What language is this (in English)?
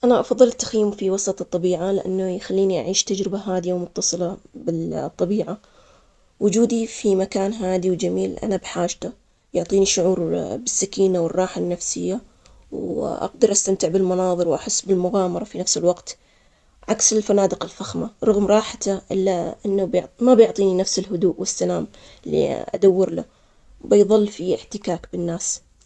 Omani Arabic